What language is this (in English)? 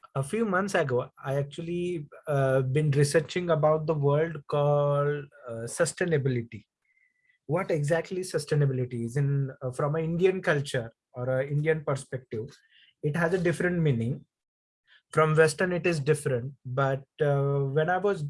English